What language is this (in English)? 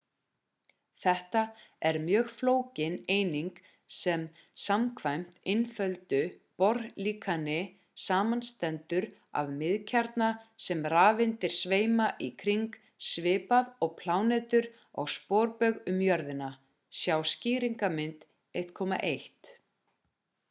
Icelandic